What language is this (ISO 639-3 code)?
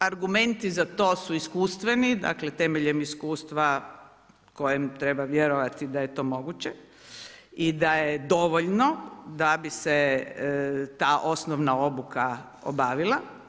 hrv